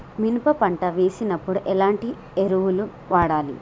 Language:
Telugu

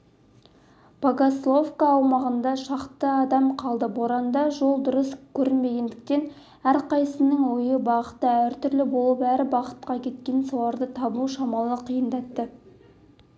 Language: Kazakh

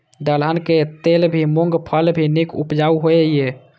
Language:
Maithili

